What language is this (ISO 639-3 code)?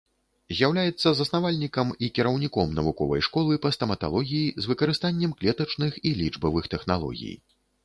bel